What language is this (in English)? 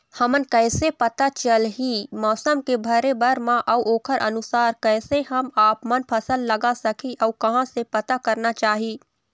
Chhattisgarhi